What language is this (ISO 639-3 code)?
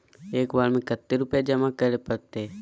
mag